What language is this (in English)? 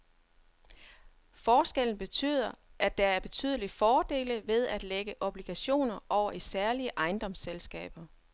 Danish